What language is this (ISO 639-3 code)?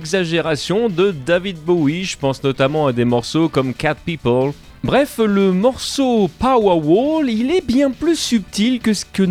fra